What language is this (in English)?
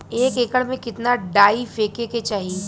Bhojpuri